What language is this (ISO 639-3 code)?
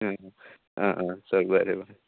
kok